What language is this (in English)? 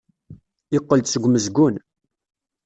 Kabyle